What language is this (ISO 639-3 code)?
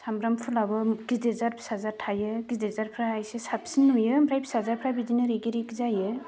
brx